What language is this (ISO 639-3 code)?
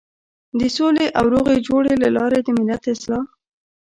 pus